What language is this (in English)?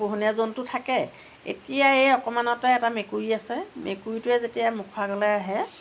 Assamese